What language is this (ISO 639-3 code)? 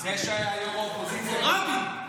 heb